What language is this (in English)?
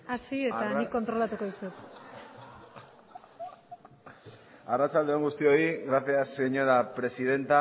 Basque